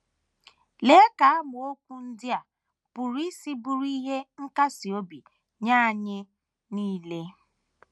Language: Igbo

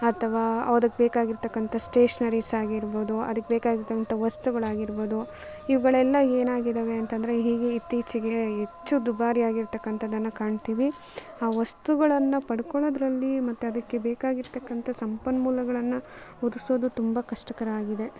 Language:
Kannada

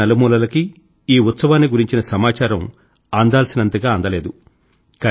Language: Telugu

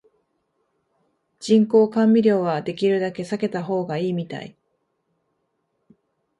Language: Japanese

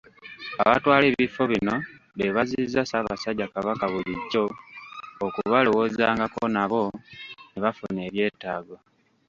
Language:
Ganda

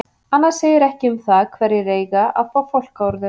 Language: Icelandic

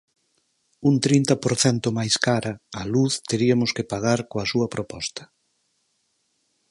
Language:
Galician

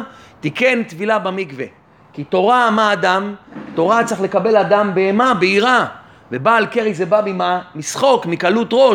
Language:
Hebrew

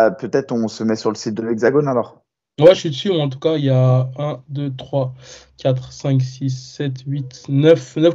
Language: French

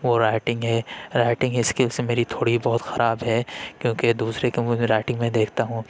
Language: Urdu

